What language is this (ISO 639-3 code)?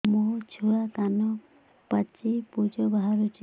ori